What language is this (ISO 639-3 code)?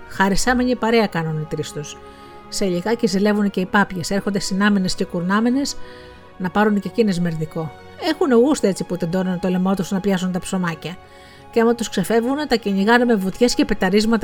ell